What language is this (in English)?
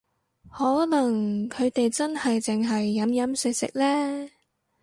Cantonese